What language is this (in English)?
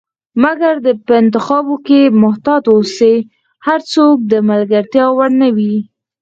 Pashto